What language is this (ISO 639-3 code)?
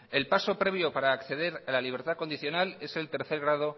spa